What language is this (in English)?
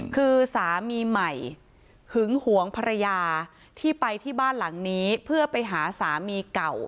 Thai